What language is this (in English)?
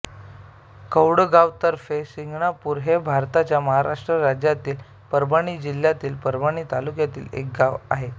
Marathi